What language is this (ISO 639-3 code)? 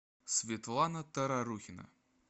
rus